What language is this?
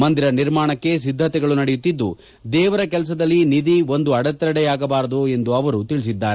Kannada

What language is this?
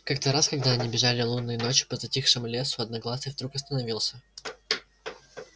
Russian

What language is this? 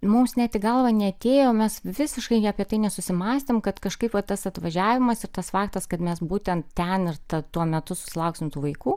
Lithuanian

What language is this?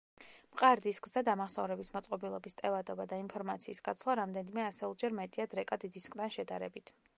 Georgian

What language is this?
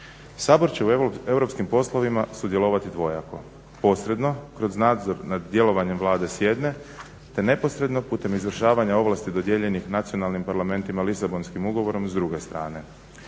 Croatian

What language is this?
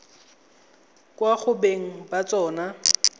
Tswana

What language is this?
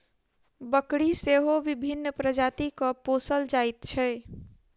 Maithili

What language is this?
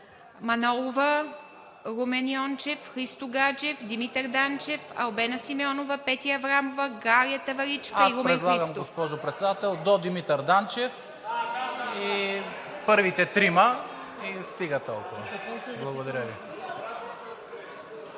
Bulgarian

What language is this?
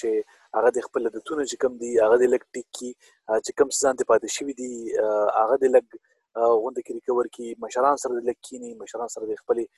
Urdu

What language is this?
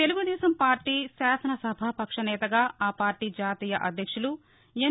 Telugu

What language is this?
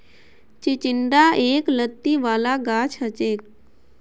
Magahi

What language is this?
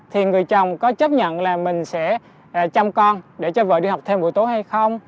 Vietnamese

